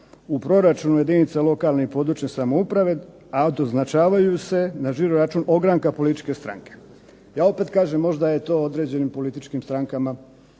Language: Croatian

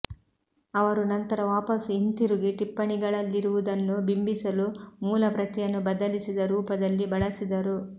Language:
Kannada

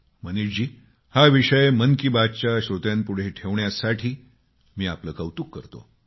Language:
Marathi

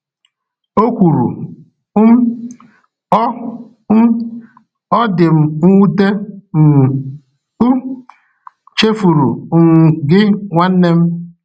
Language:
Igbo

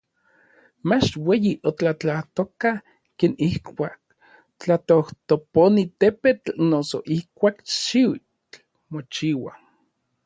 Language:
Orizaba Nahuatl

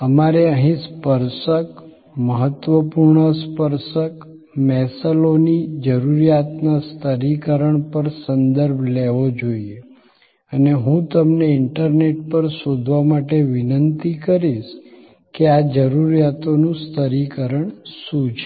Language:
Gujarati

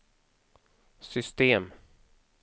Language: Swedish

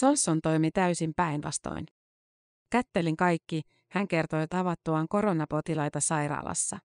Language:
Finnish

